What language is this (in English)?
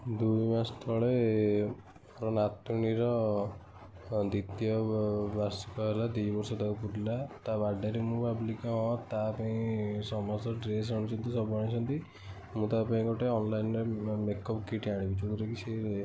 Odia